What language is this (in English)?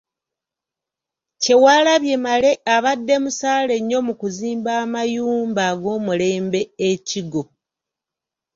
Ganda